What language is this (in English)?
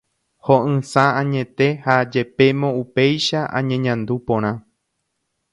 Guarani